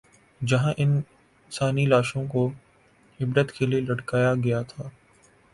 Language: Urdu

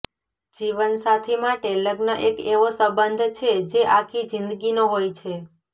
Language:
Gujarati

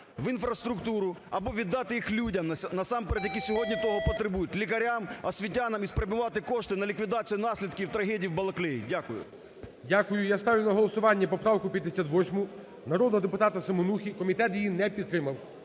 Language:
Ukrainian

